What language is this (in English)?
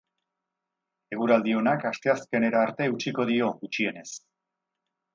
Basque